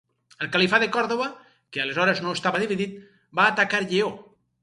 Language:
Catalan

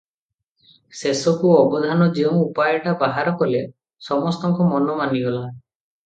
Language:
Odia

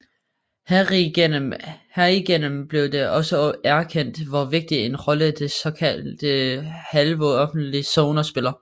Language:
Danish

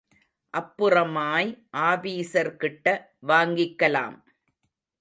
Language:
Tamil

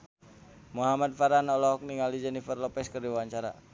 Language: Sundanese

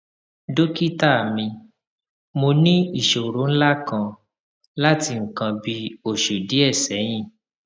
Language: Yoruba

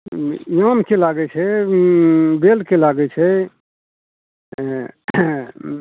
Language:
Maithili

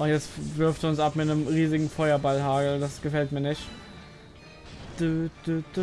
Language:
German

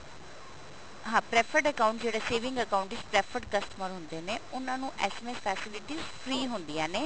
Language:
Punjabi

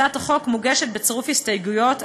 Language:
Hebrew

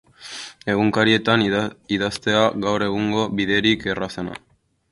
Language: Basque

